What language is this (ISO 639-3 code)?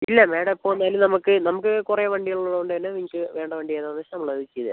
mal